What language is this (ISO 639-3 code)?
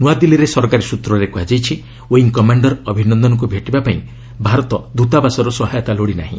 ori